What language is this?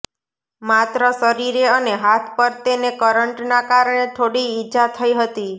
Gujarati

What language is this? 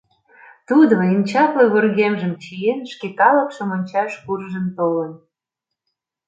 Mari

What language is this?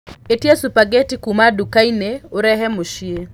Kikuyu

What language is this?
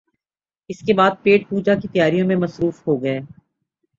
Urdu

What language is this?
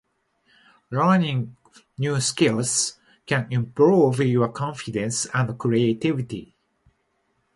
Japanese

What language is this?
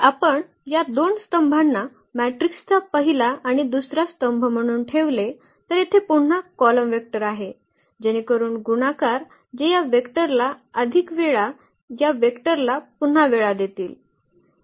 Marathi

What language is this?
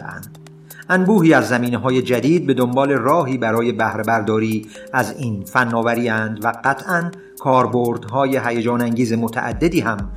Persian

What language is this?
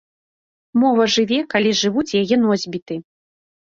Belarusian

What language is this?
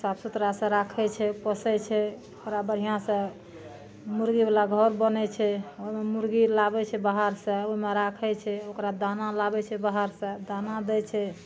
Maithili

